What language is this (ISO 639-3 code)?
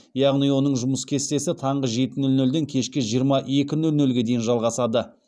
kaz